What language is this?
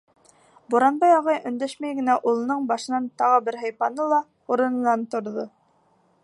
Bashkir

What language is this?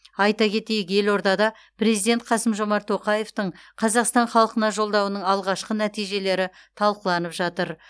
Kazakh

